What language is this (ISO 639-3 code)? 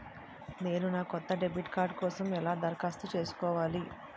tel